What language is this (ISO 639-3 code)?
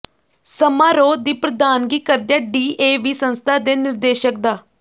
pan